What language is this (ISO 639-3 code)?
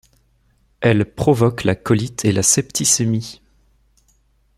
fra